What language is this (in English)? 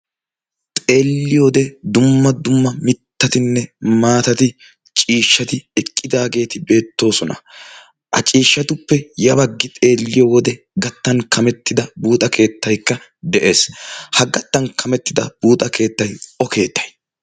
Wolaytta